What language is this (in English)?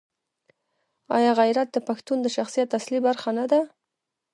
Pashto